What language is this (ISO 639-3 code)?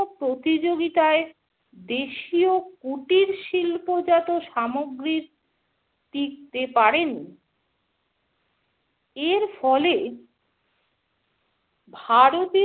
ben